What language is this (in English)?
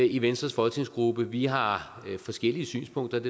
Danish